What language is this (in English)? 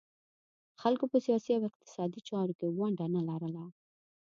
Pashto